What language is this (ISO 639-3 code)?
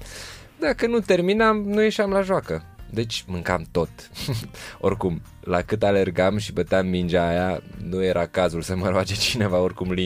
ron